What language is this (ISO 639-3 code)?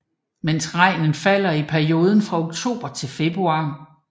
dan